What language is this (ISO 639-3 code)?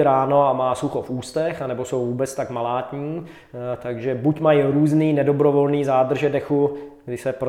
ces